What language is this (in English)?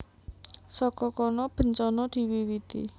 Javanese